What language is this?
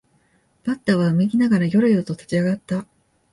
Japanese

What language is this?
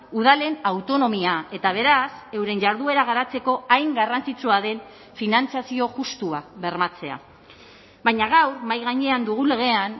Basque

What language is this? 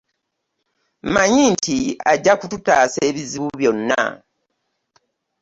Ganda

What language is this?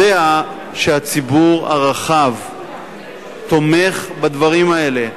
Hebrew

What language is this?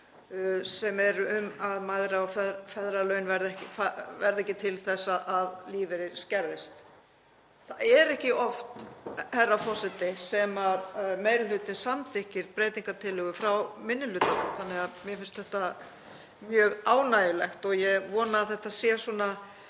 Icelandic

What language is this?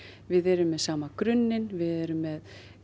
Icelandic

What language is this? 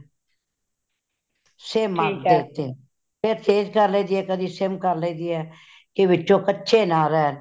Punjabi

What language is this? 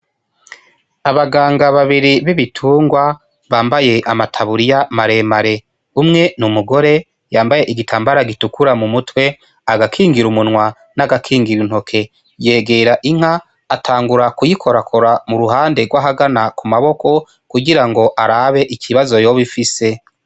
Rundi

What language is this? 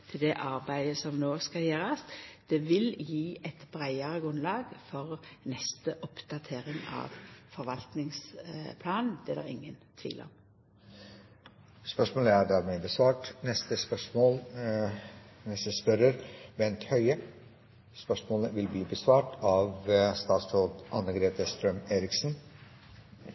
Norwegian Nynorsk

